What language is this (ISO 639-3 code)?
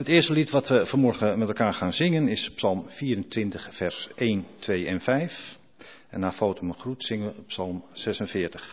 nld